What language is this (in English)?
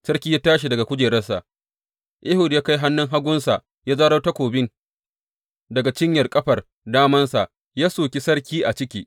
Hausa